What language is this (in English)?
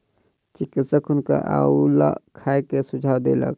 Maithili